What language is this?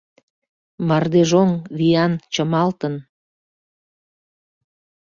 Mari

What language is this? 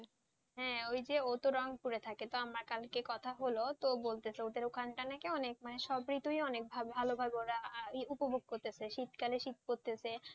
Bangla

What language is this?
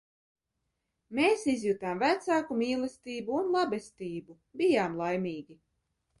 Latvian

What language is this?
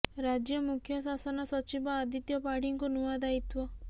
Odia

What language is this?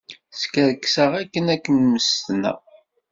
Kabyle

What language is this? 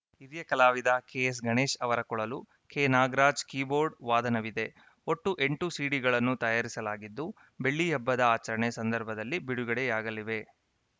Kannada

